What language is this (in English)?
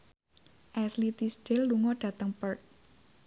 Javanese